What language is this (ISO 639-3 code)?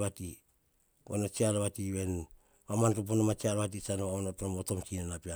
hah